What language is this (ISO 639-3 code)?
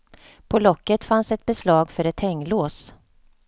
swe